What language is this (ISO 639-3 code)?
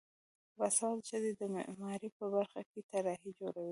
pus